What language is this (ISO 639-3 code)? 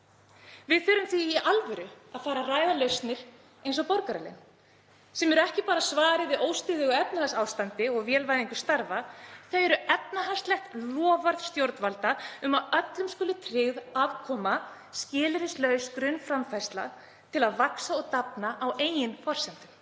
isl